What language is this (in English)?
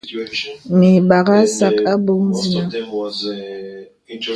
Bebele